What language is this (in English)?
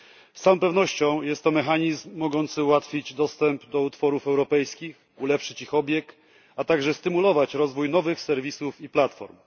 Polish